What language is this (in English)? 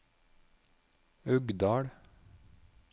Norwegian